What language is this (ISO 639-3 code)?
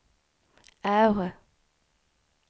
swe